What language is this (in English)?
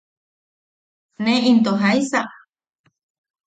Yaqui